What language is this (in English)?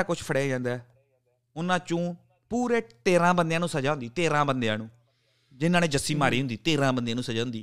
Punjabi